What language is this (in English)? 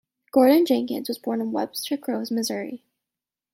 English